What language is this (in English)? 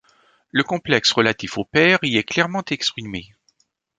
French